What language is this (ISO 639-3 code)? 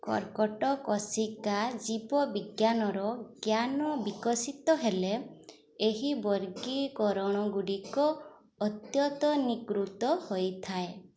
ori